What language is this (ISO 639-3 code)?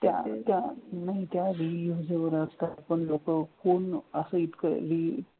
mar